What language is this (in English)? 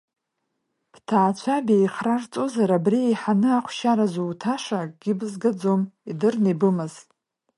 Abkhazian